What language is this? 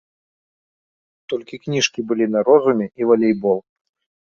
Belarusian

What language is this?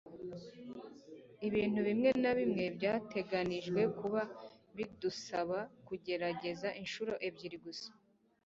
Kinyarwanda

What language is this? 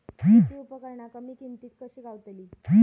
Marathi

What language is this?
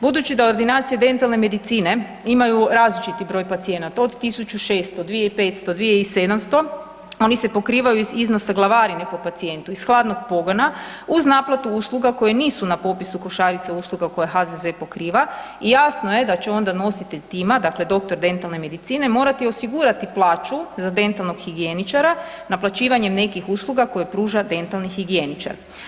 Croatian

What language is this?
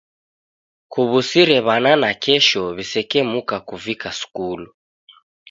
Taita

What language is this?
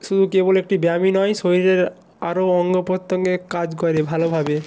Bangla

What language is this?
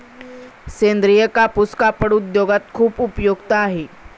Marathi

